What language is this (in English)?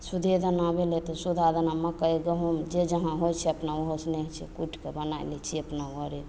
Maithili